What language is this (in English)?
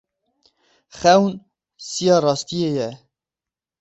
Kurdish